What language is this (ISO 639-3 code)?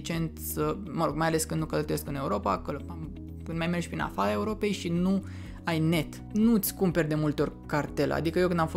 ron